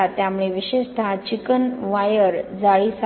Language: Marathi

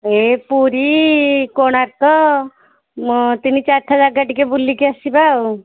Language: Odia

